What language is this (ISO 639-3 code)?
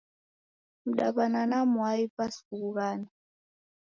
dav